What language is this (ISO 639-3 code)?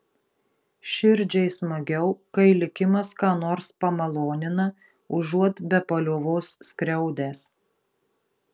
lit